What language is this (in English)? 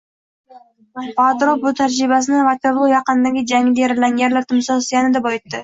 Uzbek